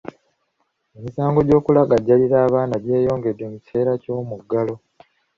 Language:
Ganda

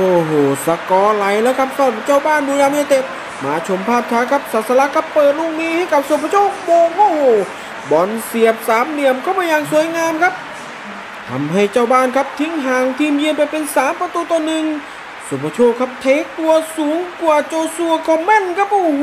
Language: Thai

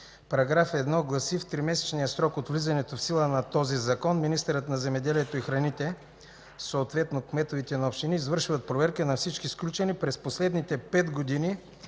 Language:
Bulgarian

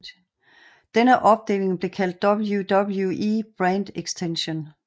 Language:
Danish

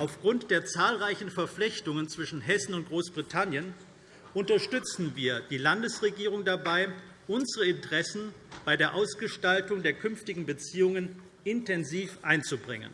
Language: German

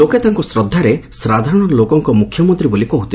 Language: Odia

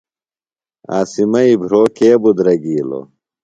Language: Phalura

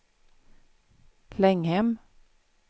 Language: Swedish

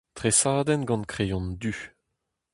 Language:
Breton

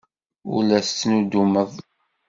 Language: Kabyle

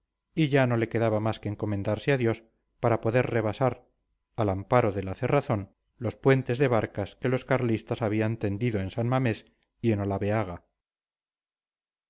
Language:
Spanish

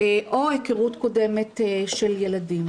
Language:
Hebrew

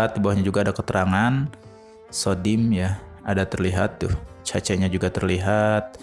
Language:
Indonesian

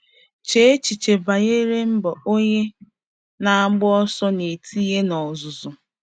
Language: Igbo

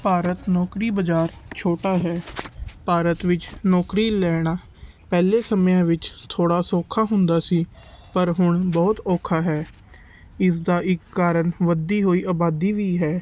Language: Punjabi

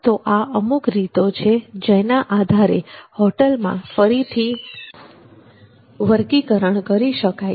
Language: Gujarati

